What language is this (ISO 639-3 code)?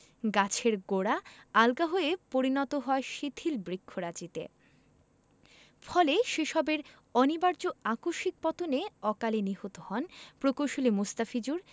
ben